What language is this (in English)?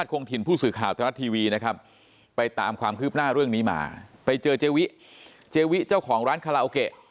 Thai